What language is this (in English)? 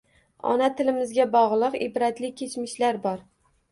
Uzbek